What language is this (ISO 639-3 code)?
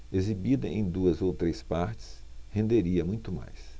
por